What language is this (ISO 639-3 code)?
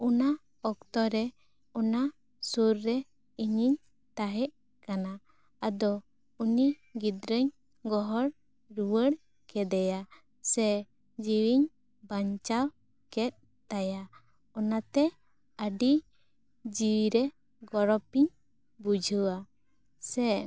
sat